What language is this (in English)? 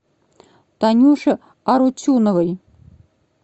Russian